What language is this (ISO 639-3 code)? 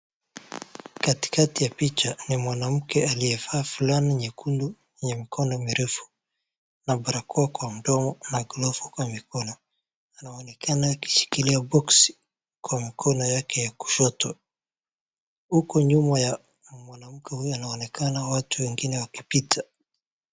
swa